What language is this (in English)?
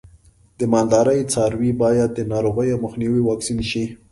Pashto